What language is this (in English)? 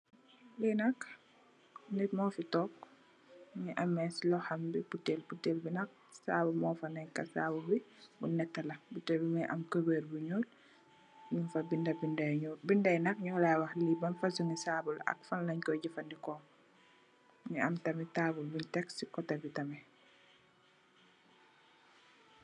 Wolof